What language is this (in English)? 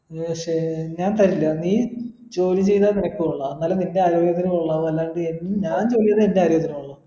Malayalam